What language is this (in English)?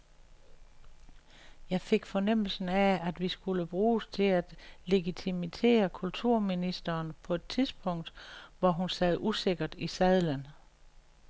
Danish